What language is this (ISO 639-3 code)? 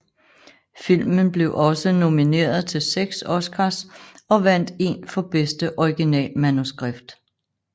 dan